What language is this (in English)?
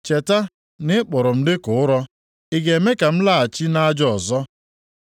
Igbo